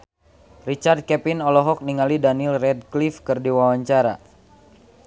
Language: Sundanese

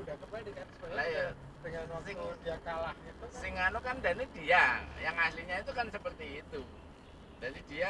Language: Indonesian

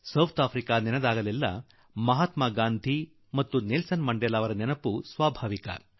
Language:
Kannada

